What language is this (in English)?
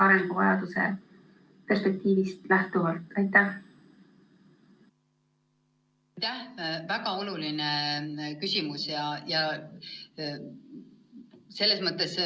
Estonian